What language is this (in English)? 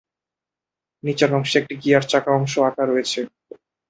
Bangla